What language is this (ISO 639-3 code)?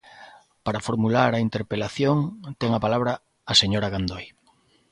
glg